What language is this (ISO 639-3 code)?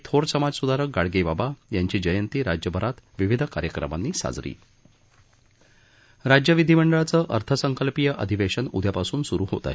mar